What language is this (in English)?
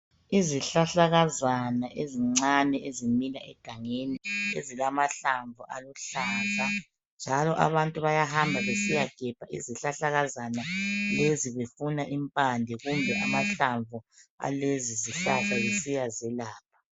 North Ndebele